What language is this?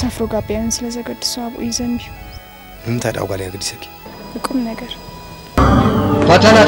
Arabic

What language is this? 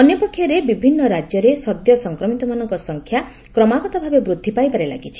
Odia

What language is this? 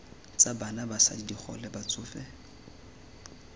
Tswana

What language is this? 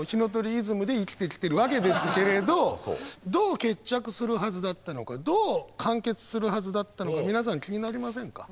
Japanese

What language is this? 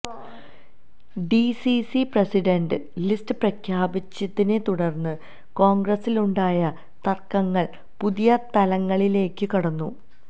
Malayalam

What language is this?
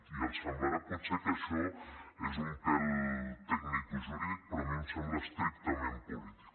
Catalan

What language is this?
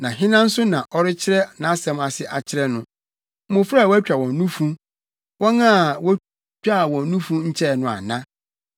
Akan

